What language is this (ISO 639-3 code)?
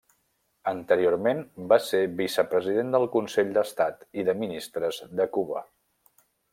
cat